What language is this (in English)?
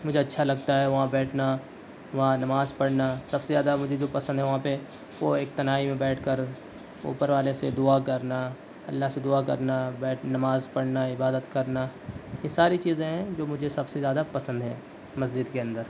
Urdu